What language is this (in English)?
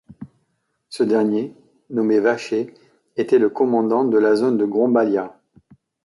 French